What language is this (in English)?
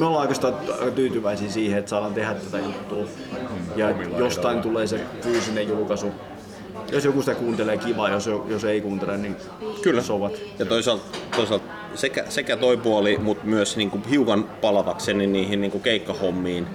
Finnish